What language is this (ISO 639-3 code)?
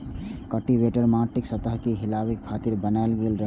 mai